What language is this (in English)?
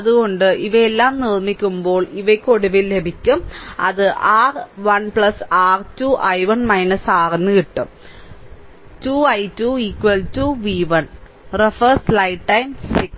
Malayalam